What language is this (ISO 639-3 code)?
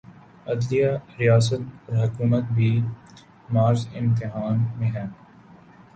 urd